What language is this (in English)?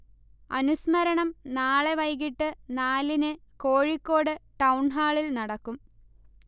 Malayalam